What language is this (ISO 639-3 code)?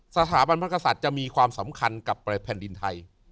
tha